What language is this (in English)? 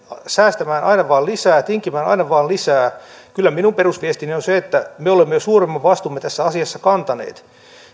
Finnish